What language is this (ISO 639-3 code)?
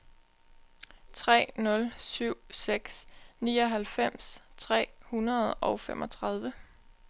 dan